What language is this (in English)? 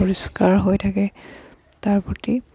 Assamese